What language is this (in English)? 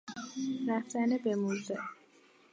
Persian